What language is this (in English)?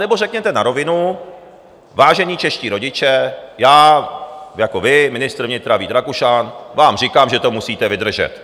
Czech